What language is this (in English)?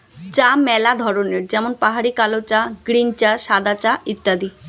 Bangla